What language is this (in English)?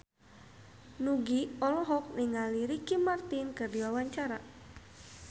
Sundanese